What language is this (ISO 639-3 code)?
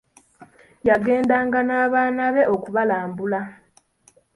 lug